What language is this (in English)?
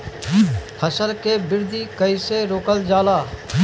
Bhojpuri